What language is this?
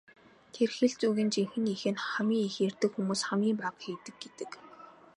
Mongolian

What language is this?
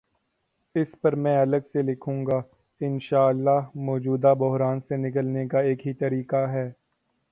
Urdu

